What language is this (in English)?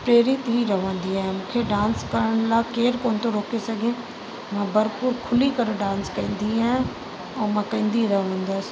Sindhi